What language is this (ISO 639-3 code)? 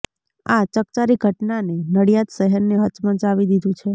guj